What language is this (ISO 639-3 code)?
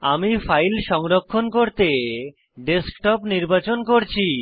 ben